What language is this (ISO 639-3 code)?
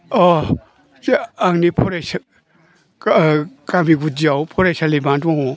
brx